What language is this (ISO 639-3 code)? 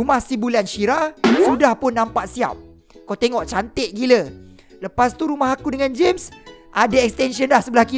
msa